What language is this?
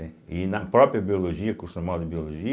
Portuguese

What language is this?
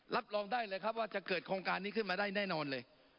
Thai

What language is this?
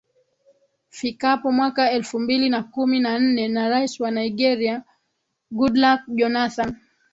Swahili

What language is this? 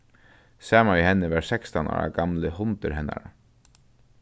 Faroese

